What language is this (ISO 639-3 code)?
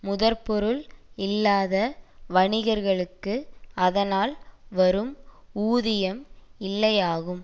tam